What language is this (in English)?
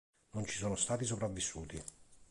Italian